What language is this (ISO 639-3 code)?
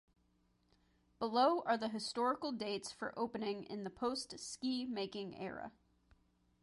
eng